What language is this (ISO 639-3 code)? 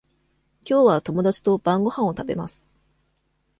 jpn